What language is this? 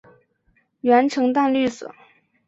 Chinese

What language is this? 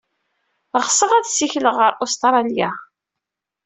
Kabyle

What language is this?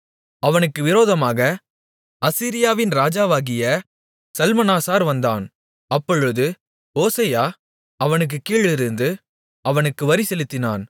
Tamil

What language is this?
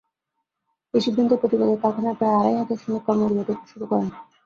Bangla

